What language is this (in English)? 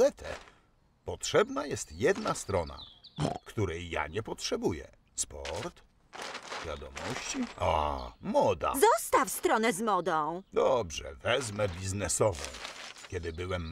Polish